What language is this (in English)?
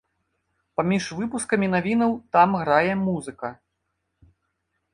Belarusian